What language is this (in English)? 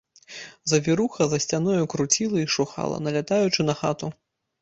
Belarusian